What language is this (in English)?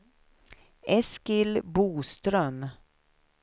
Swedish